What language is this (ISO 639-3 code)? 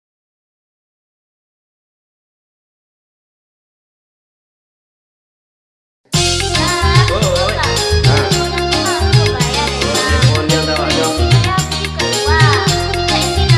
ind